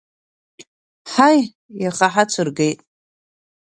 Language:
Abkhazian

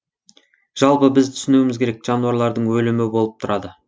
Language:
Kazakh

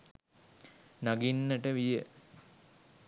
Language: Sinhala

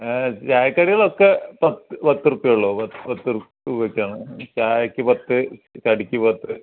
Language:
Malayalam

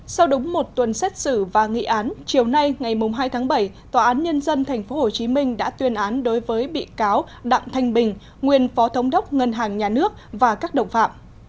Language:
Vietnamese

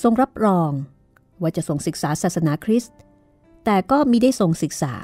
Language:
Thai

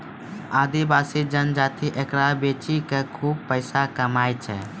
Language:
Maithili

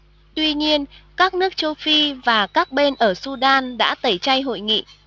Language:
Vietnamese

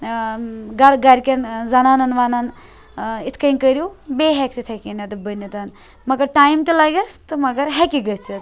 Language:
Kashmiri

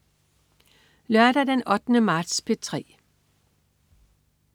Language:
Danish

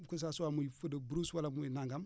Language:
Wolof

